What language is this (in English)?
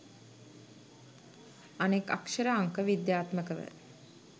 Sinhala